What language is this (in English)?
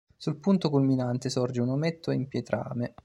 Italian